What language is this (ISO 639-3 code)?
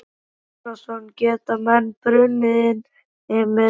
isl